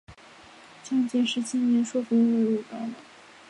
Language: Chinese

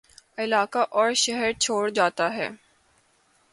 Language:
Urdu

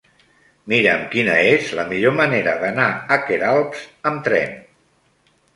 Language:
Catalan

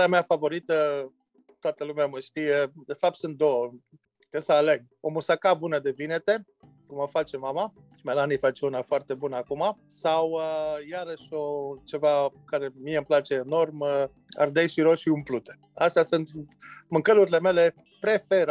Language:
Romanian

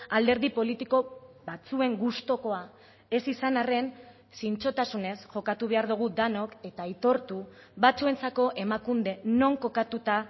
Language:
Basque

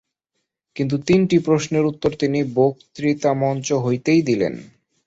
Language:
Bangla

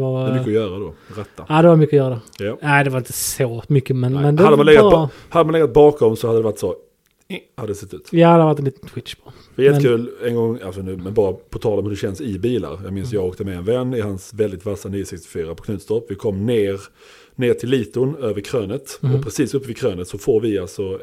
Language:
Swedish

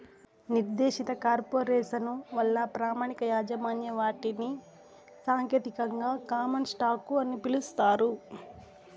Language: Telugu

